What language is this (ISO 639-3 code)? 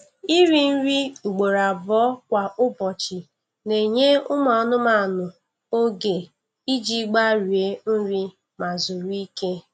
ibo